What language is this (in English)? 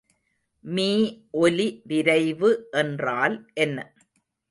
Tamil